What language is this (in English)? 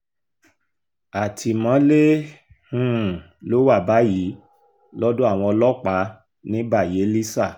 Yoruba